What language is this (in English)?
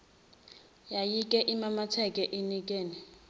Zulu